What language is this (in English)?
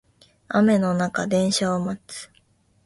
Japanese